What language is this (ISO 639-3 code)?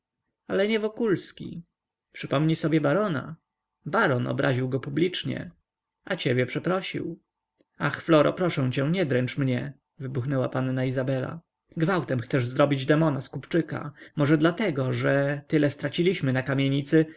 pol